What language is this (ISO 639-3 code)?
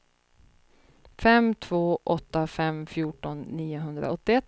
swe